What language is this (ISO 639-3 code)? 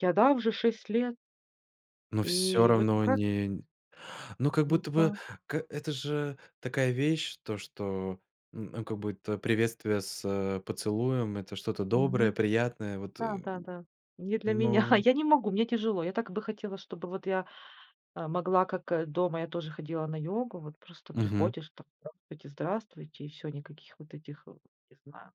rus